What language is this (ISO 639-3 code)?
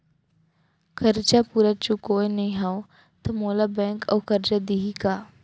hne